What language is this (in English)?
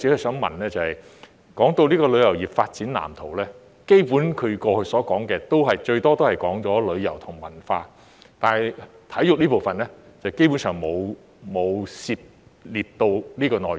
Cantonese